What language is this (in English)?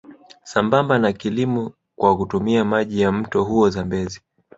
Swahili